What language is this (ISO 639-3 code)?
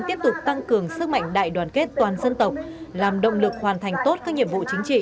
vie